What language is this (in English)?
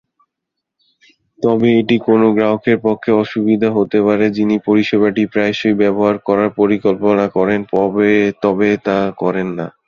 Bangla